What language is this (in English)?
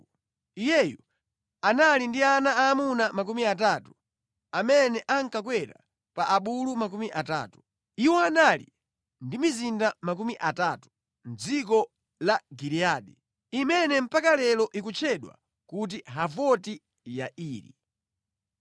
Nyanja